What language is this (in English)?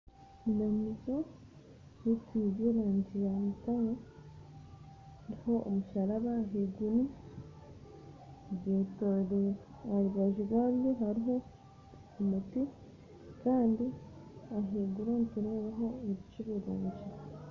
Nyankole